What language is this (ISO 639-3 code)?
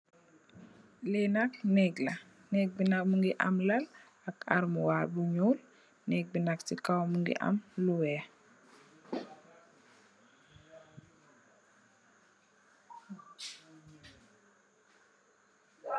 wol